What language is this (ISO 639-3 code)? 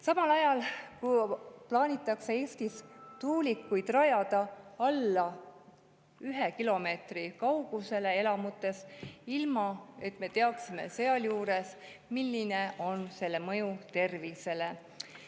est